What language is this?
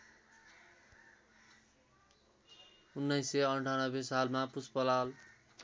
Nepali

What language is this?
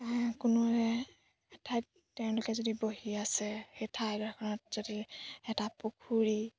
Assamese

